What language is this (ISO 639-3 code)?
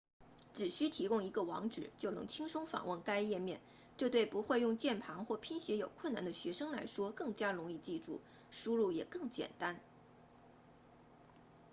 zho